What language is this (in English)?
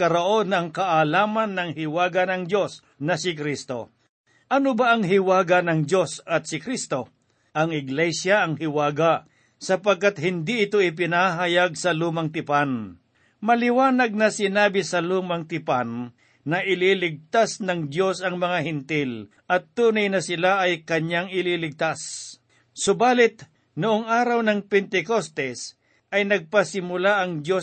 Filipino